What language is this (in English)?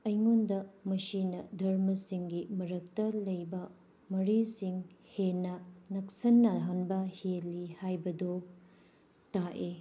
Manipuri